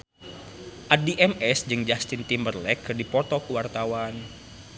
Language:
Sundanese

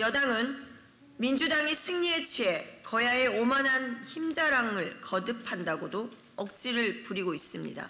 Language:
Korean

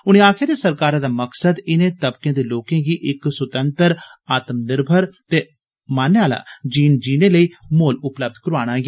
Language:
Dogri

